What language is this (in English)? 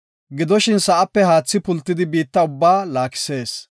Gofa